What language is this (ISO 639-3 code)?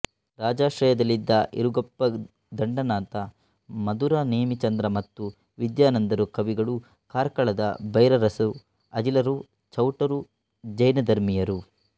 kan